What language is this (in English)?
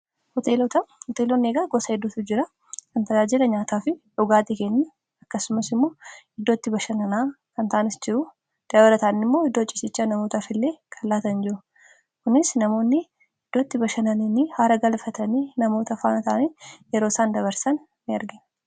Oromo